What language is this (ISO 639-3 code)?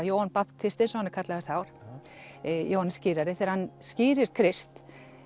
isl